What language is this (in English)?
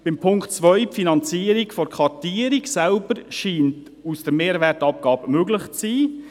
Swiss German